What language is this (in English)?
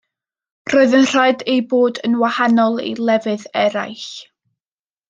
Welsh